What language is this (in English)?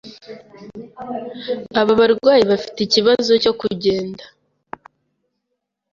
Kinyarwanda